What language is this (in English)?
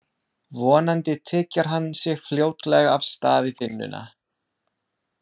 Icelandic